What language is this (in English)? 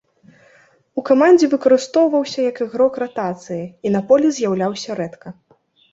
Belarusian